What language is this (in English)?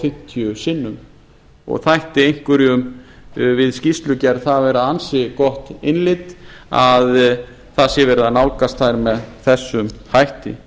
Icelandic